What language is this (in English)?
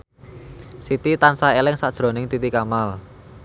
Javanese